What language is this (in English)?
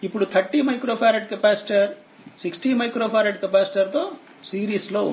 Telugu